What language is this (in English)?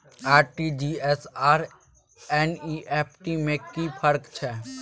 Maithili